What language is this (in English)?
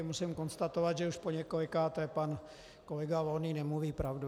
Czech